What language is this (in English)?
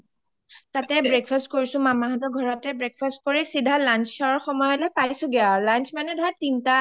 Assamese